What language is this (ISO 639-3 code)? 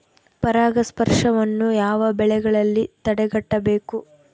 kan